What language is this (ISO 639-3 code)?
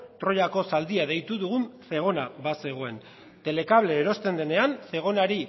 eus